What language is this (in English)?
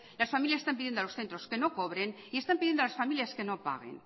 Spanish